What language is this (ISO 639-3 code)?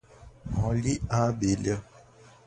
por